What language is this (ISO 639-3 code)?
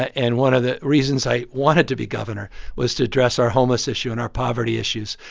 eng